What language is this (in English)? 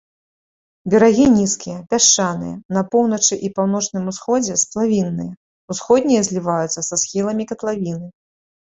Belarusian